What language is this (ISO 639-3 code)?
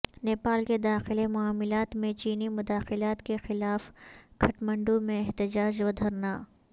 urd